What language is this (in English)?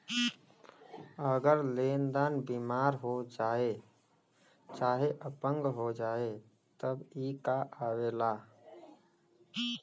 Bhojpuri